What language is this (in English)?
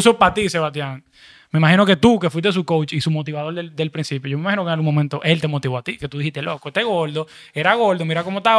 Spanish